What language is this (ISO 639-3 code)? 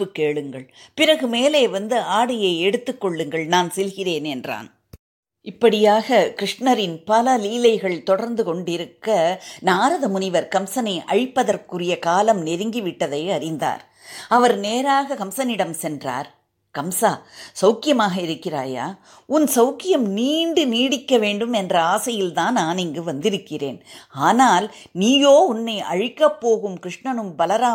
tam